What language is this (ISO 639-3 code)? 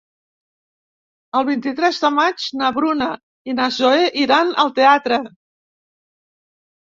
cat